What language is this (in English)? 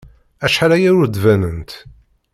Kabyle